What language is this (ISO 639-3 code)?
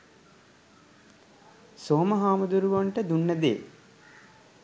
sin